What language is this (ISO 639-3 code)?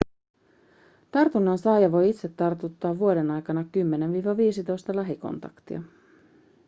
fin